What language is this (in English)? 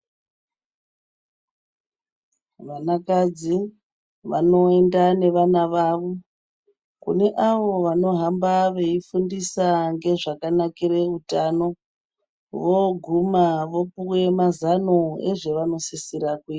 Ndau